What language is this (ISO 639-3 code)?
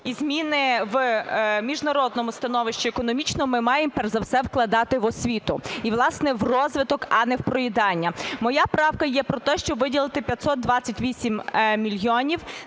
ukr